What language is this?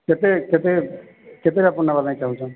Odia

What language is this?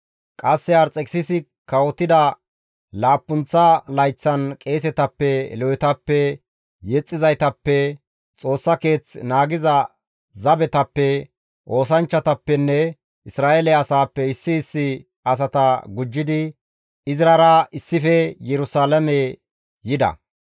Gamo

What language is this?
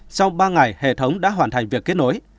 Vietnamese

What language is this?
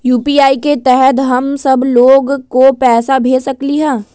Magahi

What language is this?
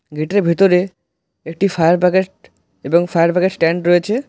Bangla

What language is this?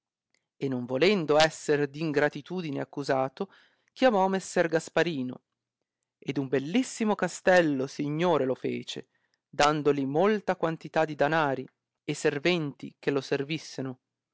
Italian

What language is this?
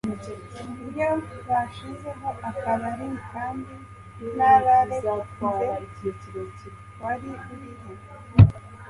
Kinyarwanda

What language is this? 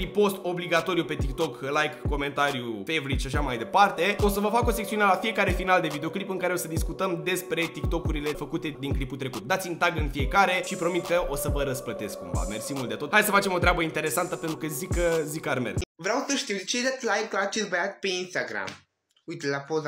Romanian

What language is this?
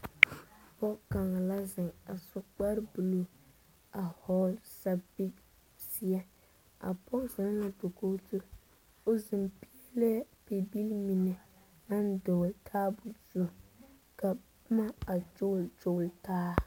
Southern Dagaare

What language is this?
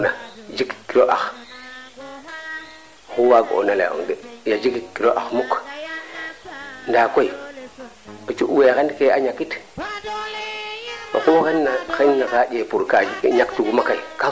Serer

